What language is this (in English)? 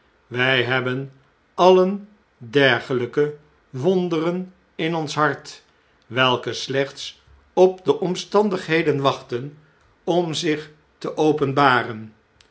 Dutch